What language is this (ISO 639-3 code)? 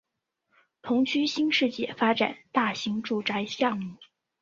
zho